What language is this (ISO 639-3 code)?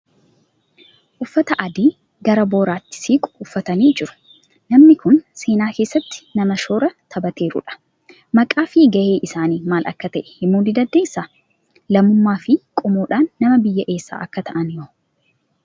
orm